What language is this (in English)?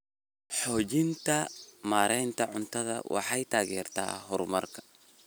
Somali